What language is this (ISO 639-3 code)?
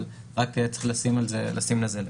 heb